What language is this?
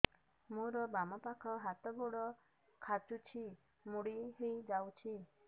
Odia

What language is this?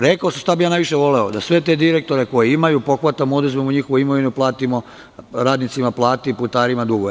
Serbian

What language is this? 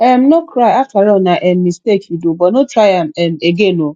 Nigerian Pidgin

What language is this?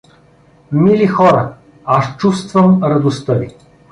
Bulgarian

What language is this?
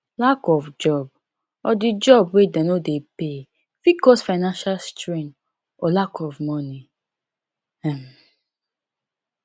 Nigerian Pidgin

